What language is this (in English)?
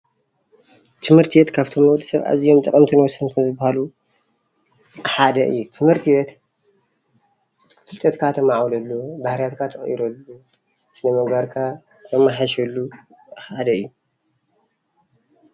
Tigrinya